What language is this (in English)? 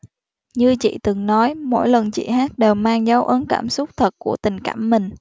Vietnamese